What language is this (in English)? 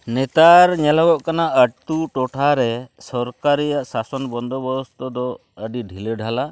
Santali